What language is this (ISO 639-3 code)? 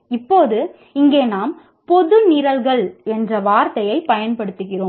tam